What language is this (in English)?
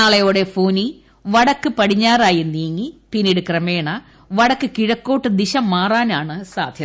Malayalam